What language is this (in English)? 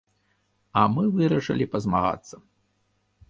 Belarusian